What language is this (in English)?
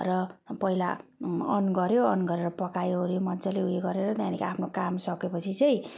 Nepali